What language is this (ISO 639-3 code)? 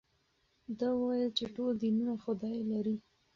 pus